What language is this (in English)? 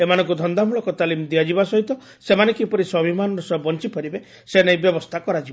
Odia